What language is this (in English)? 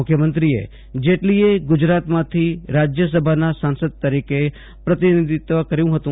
Gujarati